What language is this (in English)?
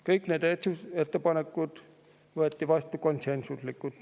Estonian